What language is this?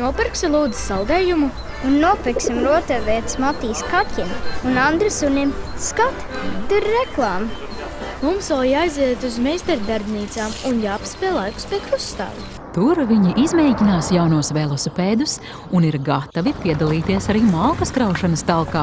Latvian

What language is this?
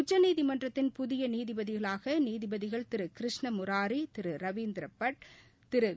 Tamil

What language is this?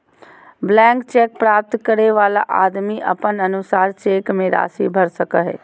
Magahi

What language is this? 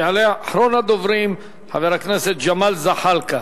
Hebrew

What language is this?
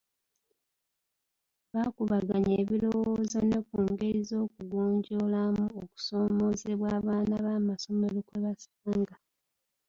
Ganda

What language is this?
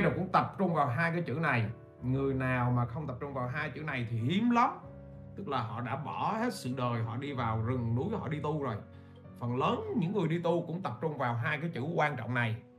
Vietnamese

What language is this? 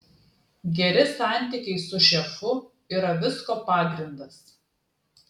Lithuanian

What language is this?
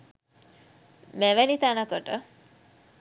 Sinhala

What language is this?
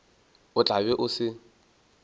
Northern Sotho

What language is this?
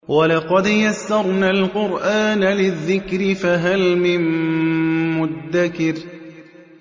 Arabic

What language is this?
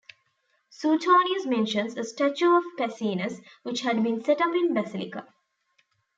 English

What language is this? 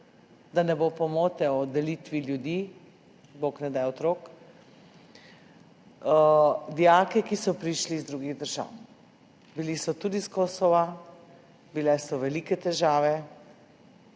Slovenian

